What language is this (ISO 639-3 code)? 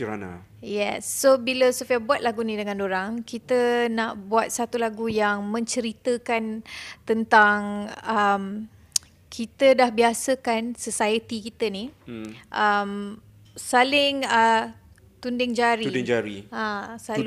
msa